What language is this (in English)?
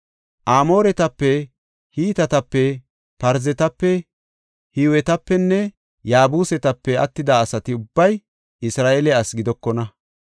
Gofa